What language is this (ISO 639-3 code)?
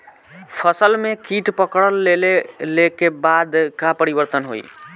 bho